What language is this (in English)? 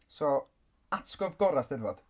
Welsh